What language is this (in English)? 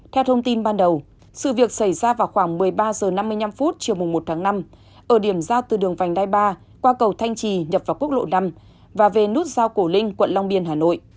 Vietnamese